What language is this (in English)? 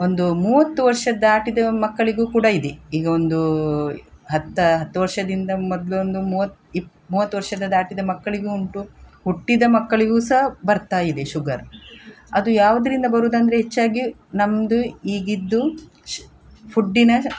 Kannada